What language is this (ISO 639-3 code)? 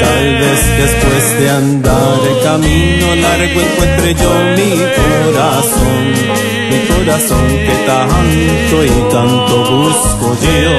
spa